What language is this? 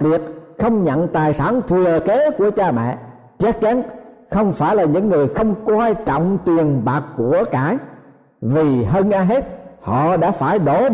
Vietnamese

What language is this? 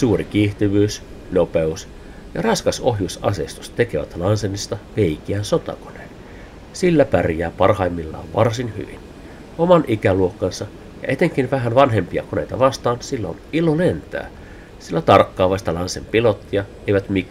Finnish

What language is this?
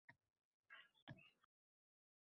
Uzbek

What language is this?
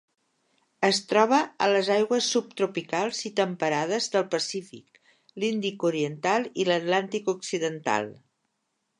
Catalan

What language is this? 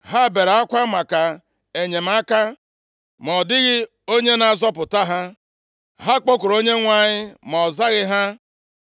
Igbo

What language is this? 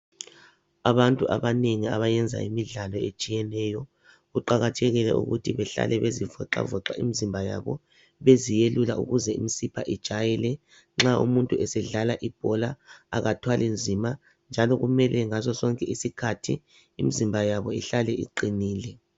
North Ndebele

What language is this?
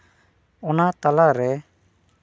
Santali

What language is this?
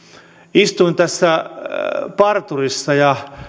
Finnish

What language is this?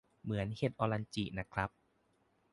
Thai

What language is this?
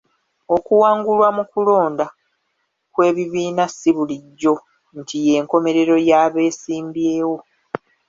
Ganda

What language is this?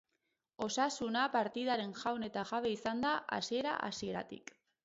Basque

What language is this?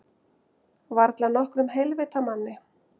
Icelandic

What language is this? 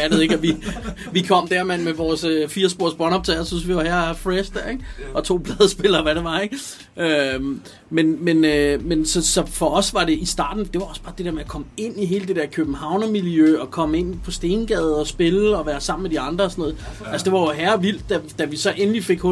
Danish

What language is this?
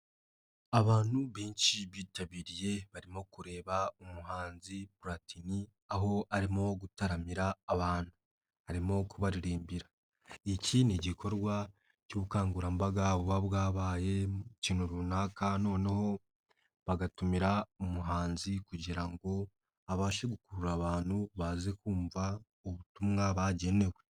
Kinyarwanda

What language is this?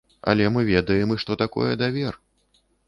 Belarusian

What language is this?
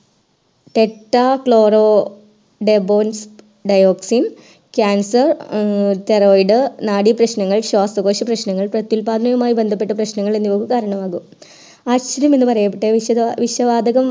Malayalam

